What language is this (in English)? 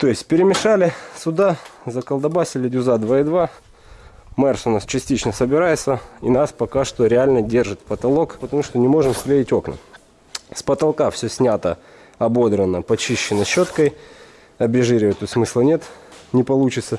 Russian